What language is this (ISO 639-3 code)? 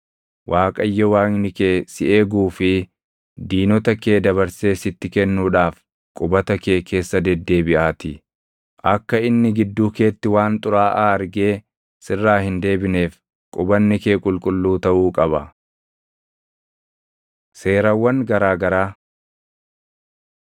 orm